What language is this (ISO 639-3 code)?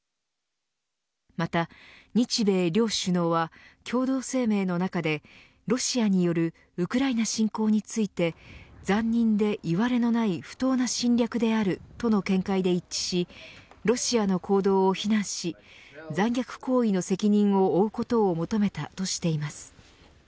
jpn